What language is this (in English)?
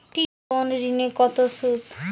Bangla